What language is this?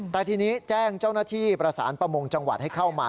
Thai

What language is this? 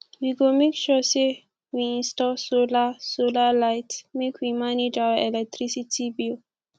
Nigerian Pidgin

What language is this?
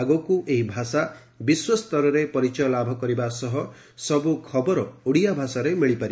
Odia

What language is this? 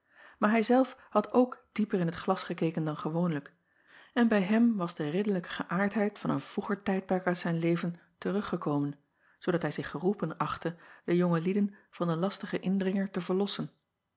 Dutch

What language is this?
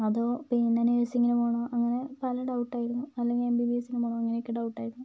Malayalam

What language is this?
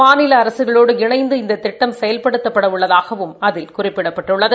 Tamil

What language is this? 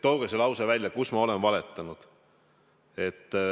Estonian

